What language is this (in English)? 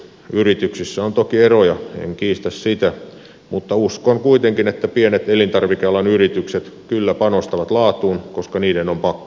Finnish